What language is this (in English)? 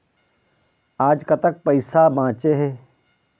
Chhattisgarhi